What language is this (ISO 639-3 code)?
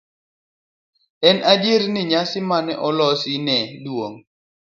luo